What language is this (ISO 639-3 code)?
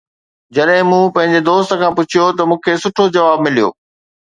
snd